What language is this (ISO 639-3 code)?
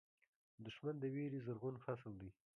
pus